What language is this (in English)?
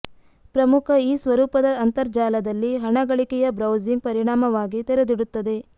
Kannada